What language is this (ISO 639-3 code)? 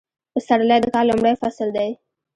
pus